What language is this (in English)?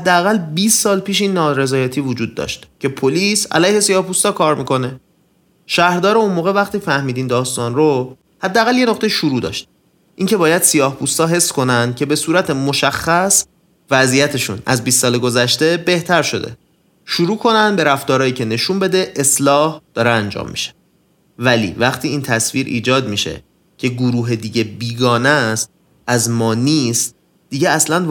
Persian